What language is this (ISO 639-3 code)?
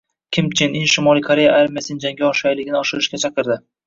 uzb